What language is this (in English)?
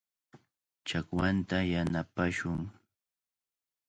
Cajatambo North Lima Quechua